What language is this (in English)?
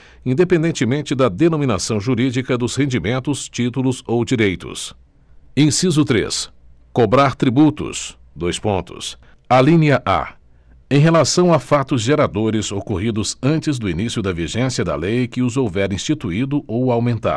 Portuguese